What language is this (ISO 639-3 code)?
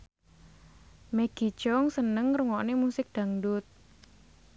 jav